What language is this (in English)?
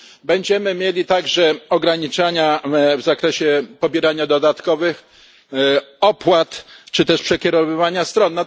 Polish